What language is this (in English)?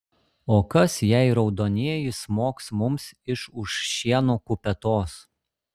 Lithuanian